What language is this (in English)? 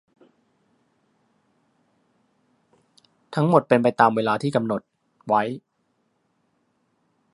Thai